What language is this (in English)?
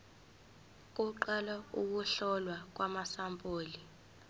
Zulu